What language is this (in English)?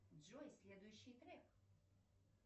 Russian